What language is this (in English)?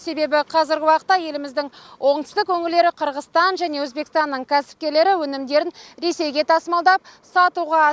Kazakh